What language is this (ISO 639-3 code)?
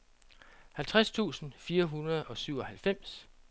dan